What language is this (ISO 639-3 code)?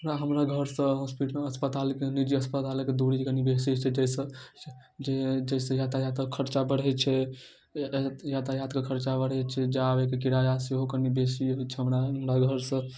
mai